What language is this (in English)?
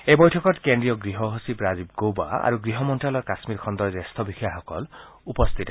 Assamese